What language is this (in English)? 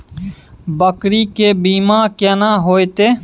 Maithili